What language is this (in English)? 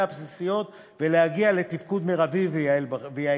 Hebrew